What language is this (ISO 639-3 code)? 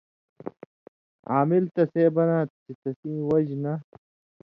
mvy